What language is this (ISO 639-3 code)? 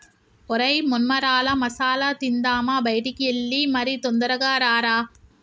tel